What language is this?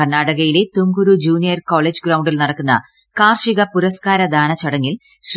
Malayalam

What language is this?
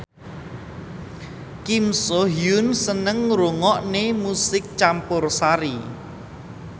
Javanese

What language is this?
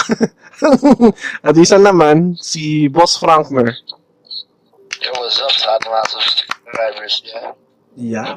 Filipino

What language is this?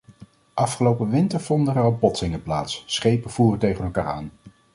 Dutch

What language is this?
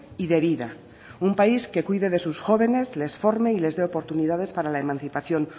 Spanish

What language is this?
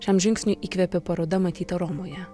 Lithuanian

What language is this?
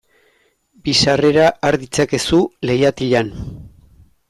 Basque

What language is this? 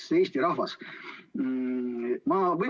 Estonian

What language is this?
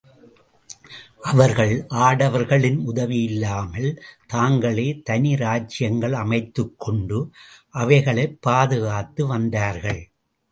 Tamil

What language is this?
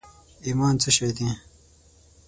Pashto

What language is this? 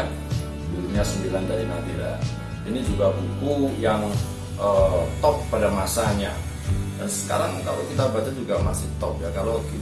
Indonesian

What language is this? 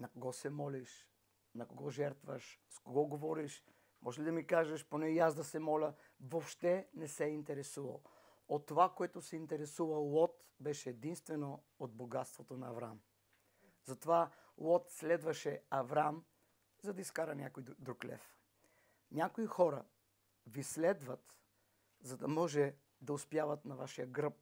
Bulgarian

